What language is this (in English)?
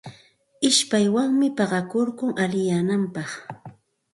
Santa Ana de Tusi Pasco Quechua